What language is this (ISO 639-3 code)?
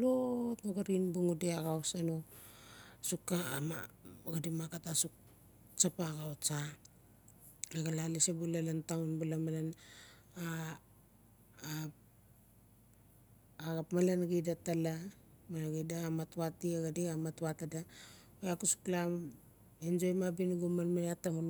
ncf